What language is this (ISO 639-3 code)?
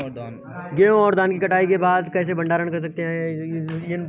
hin